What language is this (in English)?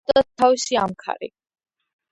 Georgian